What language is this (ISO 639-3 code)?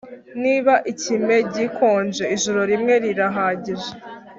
kin